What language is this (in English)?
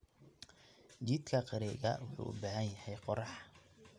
Somali